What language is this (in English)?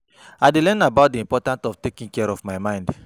Nigerian Pidgin